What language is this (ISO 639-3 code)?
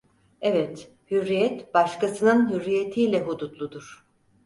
tur